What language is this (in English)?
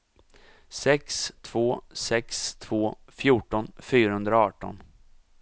Swedish